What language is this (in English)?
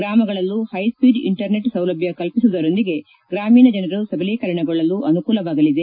Kannada